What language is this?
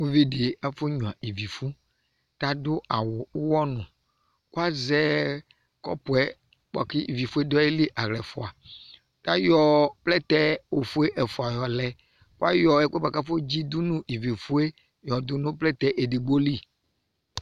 Ikposo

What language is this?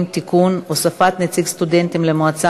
Hebrew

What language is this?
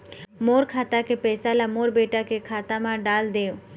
Chhattisgarhi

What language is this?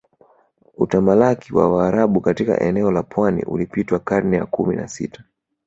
Swahili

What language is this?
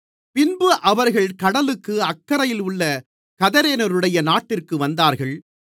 Tamil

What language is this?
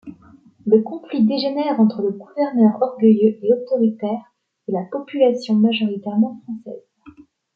French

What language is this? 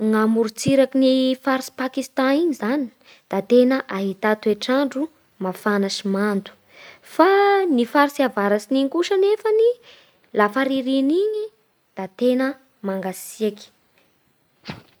Bara Malagasy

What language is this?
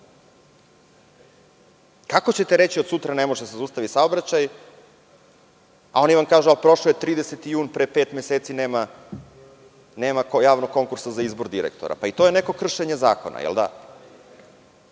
Serbian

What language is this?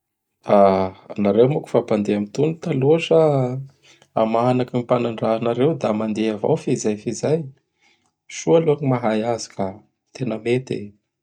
Bara Malagasy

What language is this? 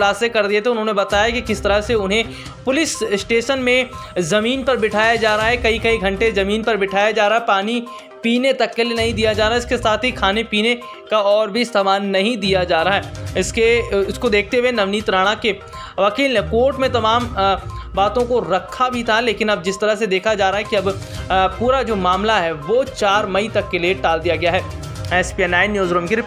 Hindi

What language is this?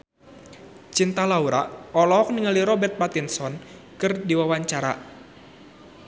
Sundanese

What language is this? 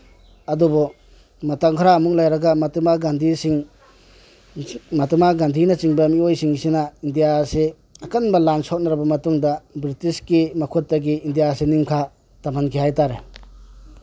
Manipuri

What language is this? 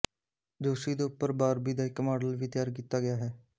Punjabi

